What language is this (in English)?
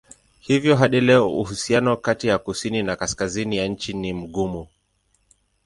Swahili